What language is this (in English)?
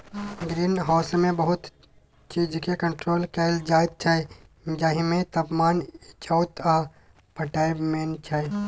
Maithili